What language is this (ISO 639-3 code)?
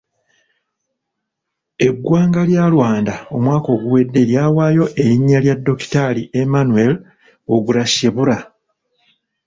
lug